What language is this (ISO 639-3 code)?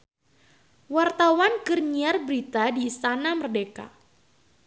sun